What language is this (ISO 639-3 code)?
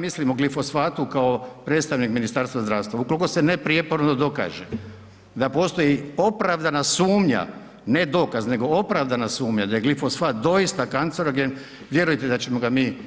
hrv